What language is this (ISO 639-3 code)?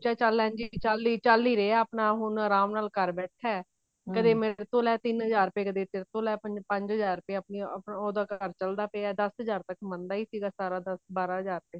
pan